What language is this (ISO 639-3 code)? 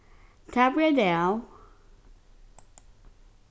fao